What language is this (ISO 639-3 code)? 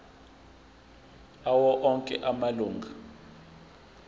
zul